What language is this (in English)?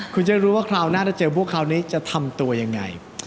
Thai